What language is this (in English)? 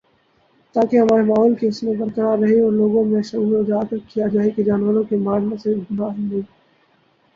Urdu